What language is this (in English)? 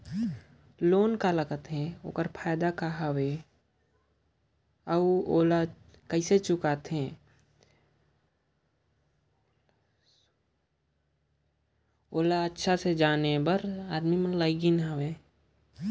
Chhattisgarhi